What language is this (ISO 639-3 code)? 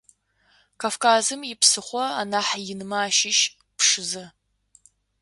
ady